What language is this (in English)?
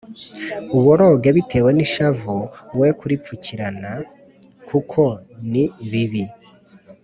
Kinyarwanda